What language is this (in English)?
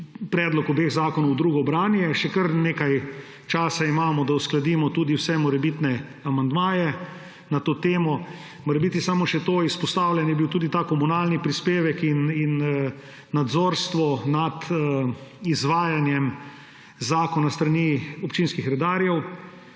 Slovenian